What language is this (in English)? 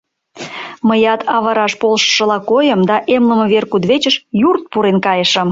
Mari